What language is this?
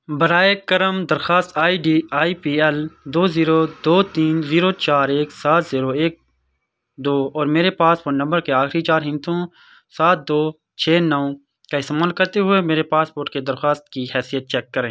Urdu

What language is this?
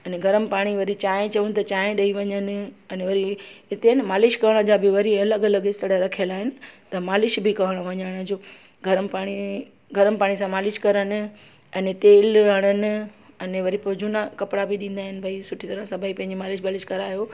Sindhi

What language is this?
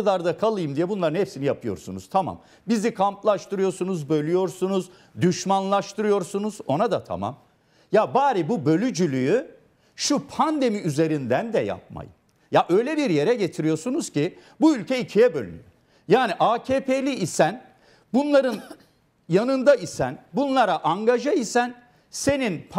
Turkish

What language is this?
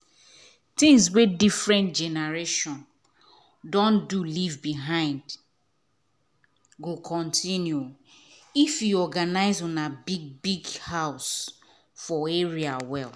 Nigerian Pidgin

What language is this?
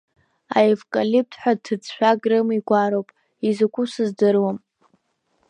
Abkhazian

